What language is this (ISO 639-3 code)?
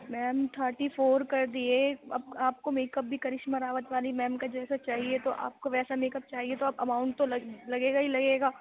urd